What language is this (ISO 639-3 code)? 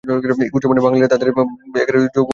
ben